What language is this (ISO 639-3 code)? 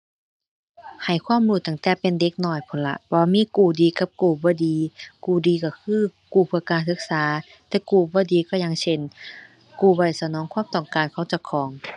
tha